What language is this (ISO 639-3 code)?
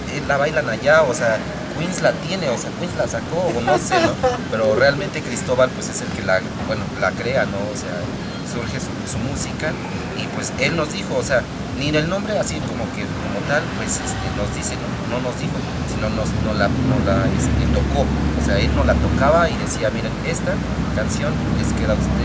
spa